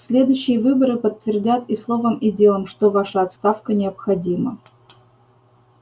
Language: Russian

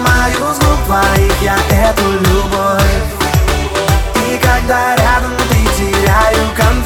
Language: Russian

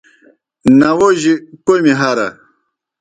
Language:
Kohistani Shina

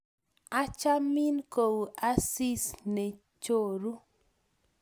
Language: Kalenjin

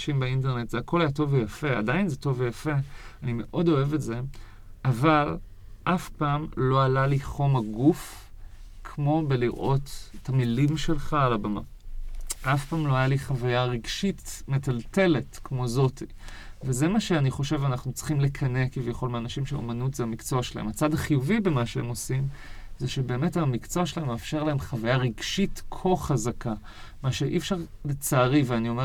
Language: Hebrew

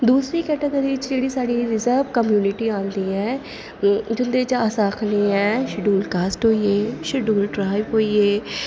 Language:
Dogri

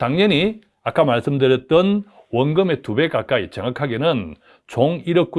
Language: Korean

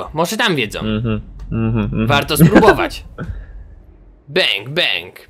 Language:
Polish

